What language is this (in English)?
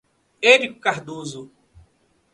Portuguese